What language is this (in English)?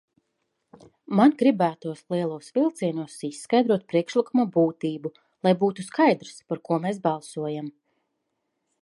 Latvian